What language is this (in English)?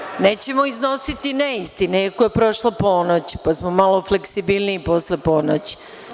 Serbian